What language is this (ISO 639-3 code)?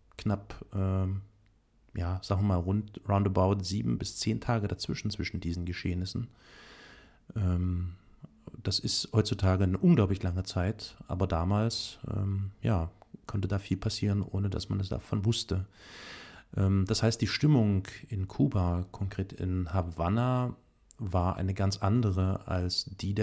deu